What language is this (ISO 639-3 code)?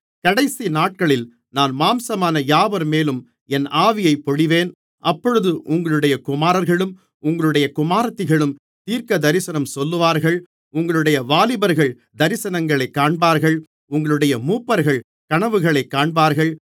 tam